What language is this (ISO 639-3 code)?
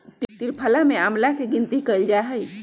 mag